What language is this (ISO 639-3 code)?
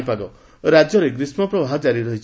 ori